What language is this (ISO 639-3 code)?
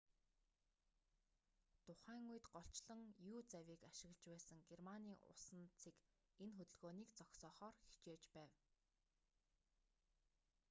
mon